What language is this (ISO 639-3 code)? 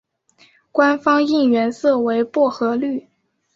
zho